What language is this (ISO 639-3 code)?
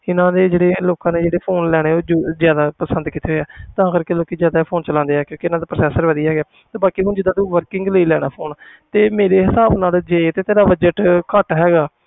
pan